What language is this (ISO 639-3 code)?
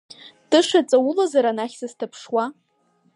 abk